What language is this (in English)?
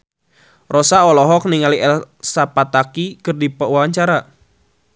Sundanese